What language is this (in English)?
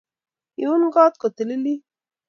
Kalenjin